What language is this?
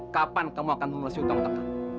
Indonesian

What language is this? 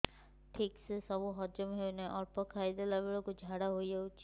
Odia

